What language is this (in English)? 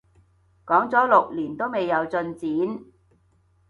Cantonese